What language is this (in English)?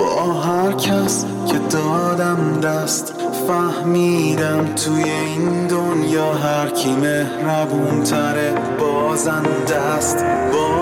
Persian